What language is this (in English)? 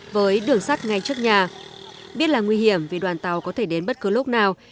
Vietnamese